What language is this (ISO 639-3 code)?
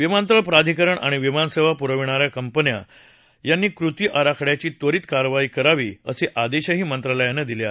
mar